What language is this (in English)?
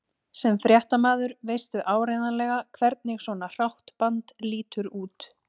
Icelandic